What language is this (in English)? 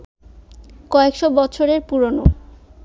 Bangla